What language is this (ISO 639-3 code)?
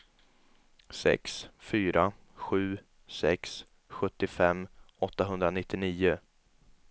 swe